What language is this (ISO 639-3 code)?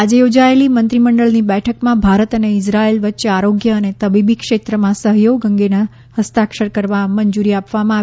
guj